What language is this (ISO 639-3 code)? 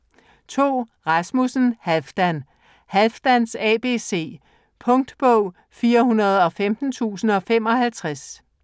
dan